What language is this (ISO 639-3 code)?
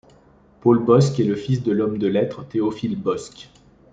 fra